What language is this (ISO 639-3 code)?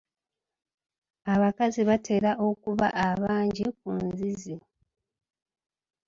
lug